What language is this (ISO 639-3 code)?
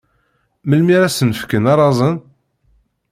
kab